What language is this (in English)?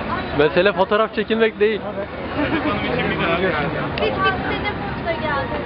Turkish